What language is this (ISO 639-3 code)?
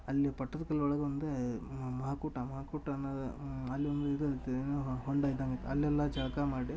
kan